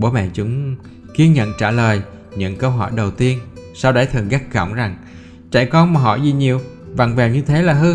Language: Vietnamese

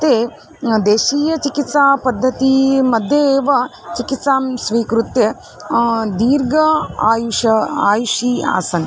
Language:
Sanskrit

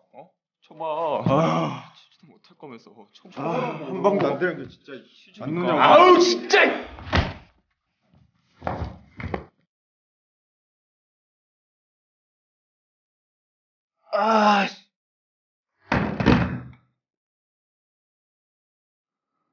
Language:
Korean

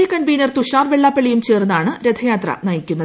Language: Malayalam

